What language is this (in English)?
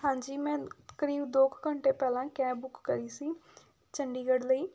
Punjabi